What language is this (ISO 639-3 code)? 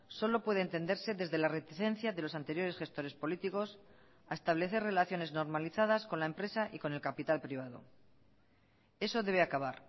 spa